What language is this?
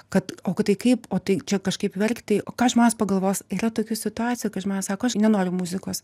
Lithuanian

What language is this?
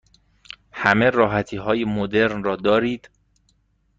Persian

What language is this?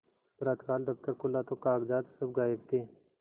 Hindi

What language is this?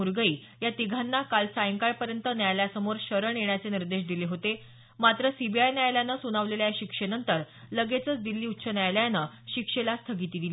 Marathi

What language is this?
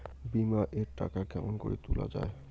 Bangla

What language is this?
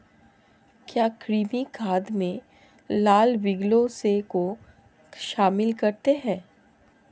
Hindi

